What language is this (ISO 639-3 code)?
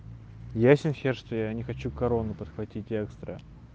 rus